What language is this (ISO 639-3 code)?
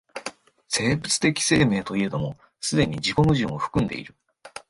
jpn